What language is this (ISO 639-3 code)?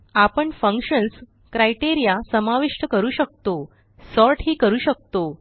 mar